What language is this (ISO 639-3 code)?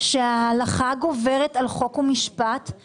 heb